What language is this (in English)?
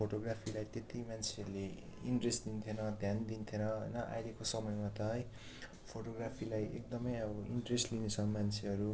Nepali